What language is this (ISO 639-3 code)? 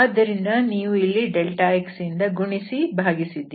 kan